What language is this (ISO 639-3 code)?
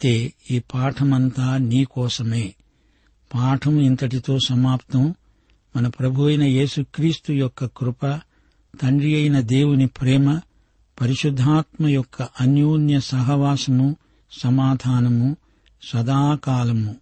tel